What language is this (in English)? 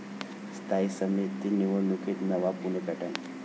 Marathi